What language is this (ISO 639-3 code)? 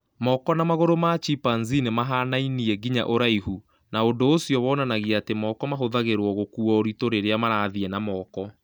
kik